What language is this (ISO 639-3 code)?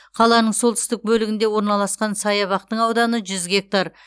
kaz